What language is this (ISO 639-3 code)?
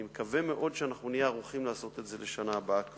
heb